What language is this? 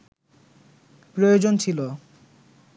Bangla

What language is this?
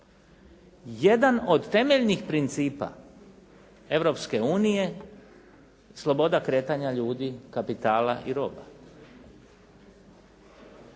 Croatian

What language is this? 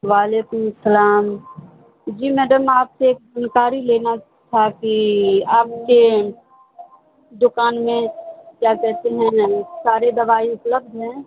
Urdu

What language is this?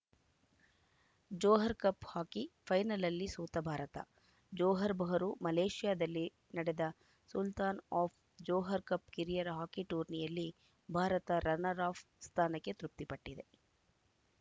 Kannada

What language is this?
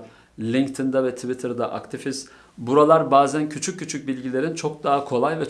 Turkish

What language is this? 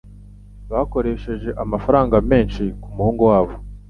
Kinyarwanda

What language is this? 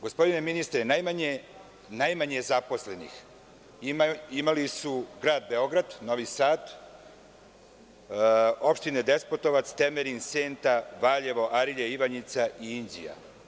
Serbian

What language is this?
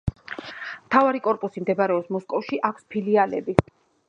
Georgian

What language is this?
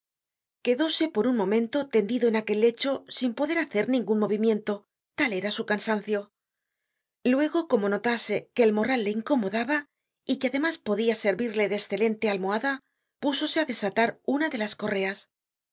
Spanish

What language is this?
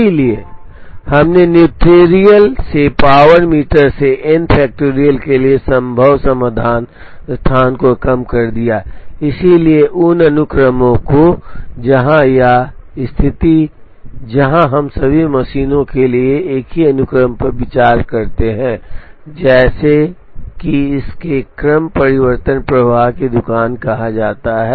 Hindi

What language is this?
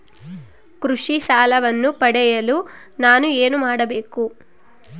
Kannada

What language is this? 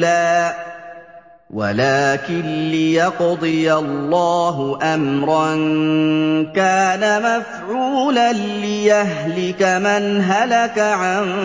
Arabic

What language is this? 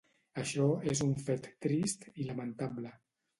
Catalan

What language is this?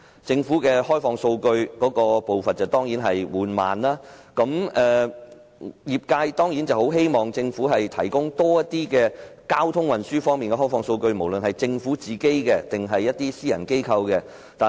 Cantonese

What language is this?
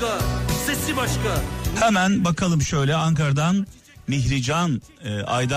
Turkish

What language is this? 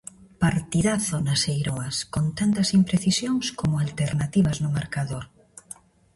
Galician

